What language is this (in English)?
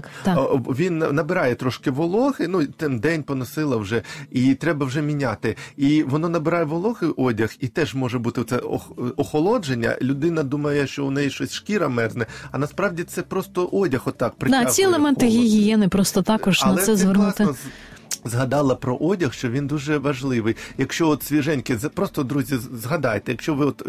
Ukrainian